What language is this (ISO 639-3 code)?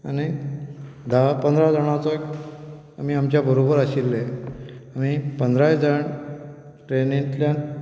kok